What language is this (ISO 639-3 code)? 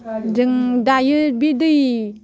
brx